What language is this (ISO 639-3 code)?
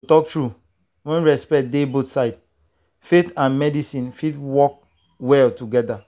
pcm